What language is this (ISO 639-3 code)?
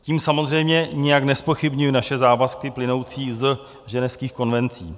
ces